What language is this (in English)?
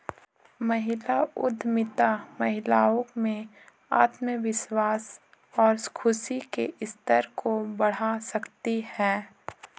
Hindi